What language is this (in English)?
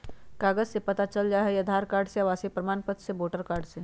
Magahi